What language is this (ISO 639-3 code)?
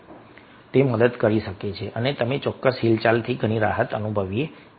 guj